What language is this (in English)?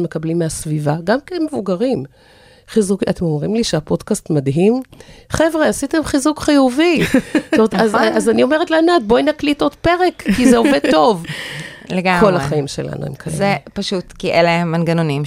Hebrew